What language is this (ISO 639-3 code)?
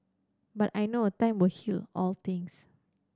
eng